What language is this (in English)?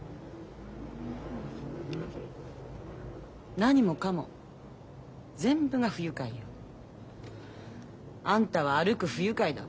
Japanese